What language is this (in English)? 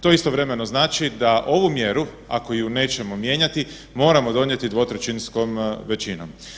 Croatian